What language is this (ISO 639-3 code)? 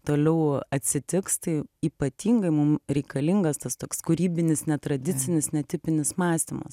lit